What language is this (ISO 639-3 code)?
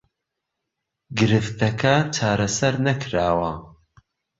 ckb